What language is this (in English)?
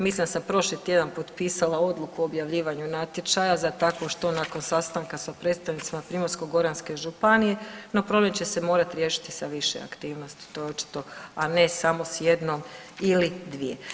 Croatian